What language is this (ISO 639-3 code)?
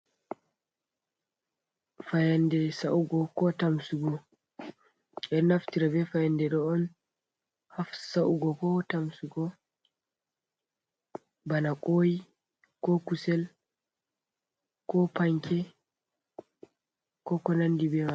ful